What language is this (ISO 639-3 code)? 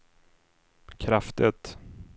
swe